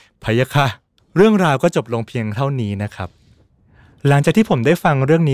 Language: Thai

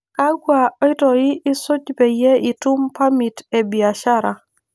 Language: Masai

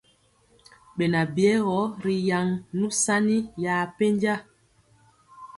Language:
Mpiemo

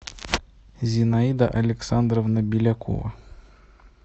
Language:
Russian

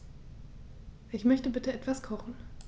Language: German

